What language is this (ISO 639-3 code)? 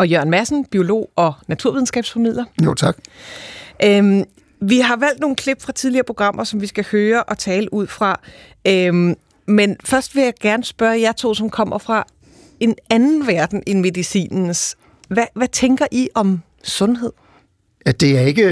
dan